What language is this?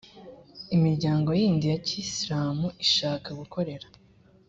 Kinyarwanda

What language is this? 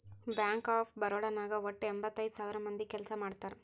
Kannada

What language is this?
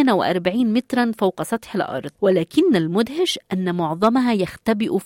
Arabic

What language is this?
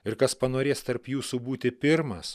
Lithuanian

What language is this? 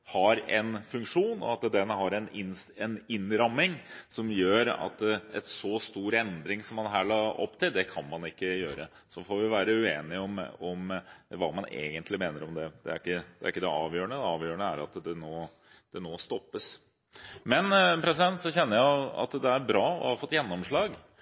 Norwegian Bokmål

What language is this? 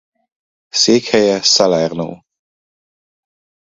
Hungarian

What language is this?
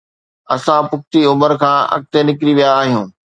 Sindhi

